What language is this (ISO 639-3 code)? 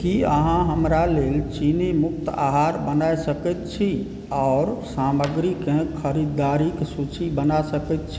mai